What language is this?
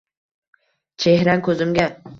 Uzbek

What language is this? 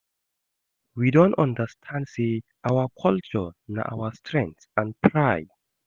Nigerian Pidgin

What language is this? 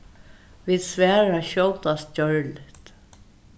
Faroese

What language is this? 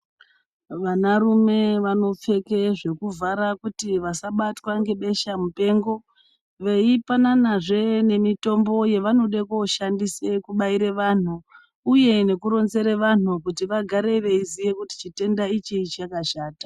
Ndau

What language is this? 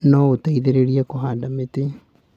Kikuyu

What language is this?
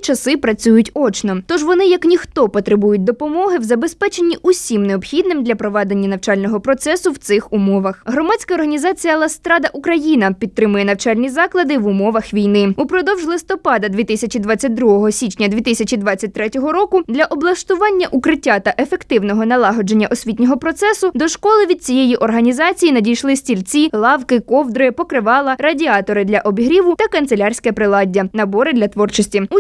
Ukrainian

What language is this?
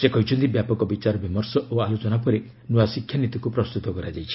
Odia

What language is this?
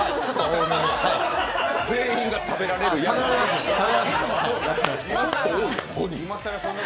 Japanese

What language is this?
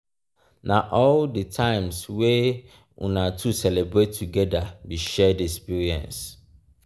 Nigerian Pidgin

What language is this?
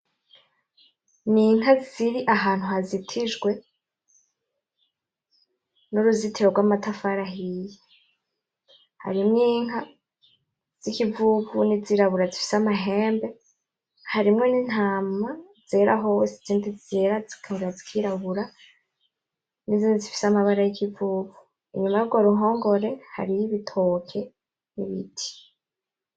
Rundi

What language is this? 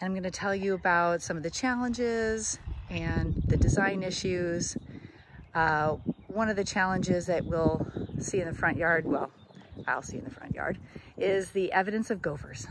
English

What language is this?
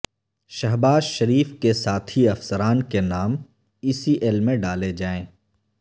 Urdu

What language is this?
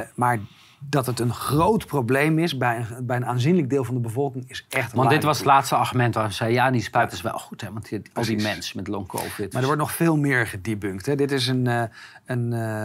Dutch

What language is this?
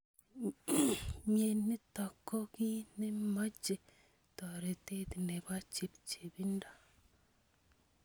Kalenjin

